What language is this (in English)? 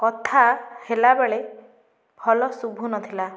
Odia